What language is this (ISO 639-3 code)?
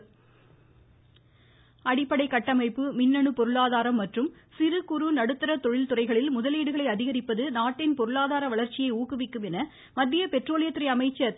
tam